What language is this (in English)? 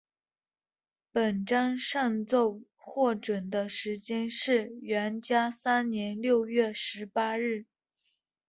Chinese